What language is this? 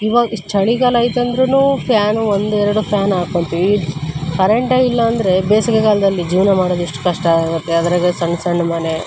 Kannada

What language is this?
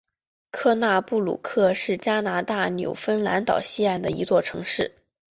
Chinese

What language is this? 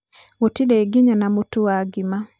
Kikuyu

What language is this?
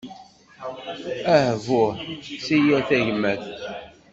Kabyle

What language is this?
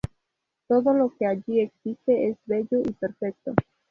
Spanish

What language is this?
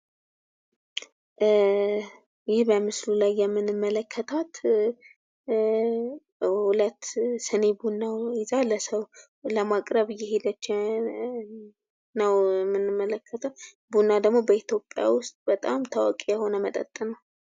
Amharic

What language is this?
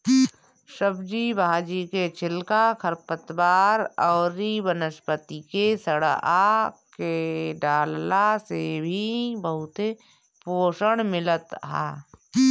Bhojpuri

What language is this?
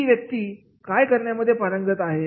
Marathi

